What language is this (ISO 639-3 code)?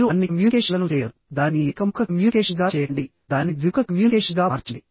tel